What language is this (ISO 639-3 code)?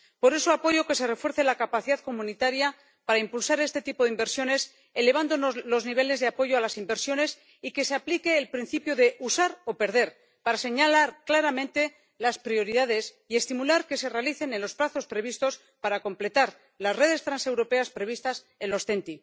spa